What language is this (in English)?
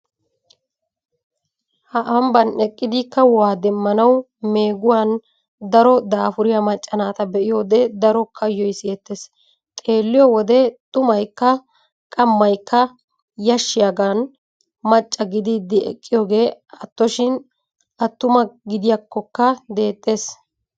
Wolaytta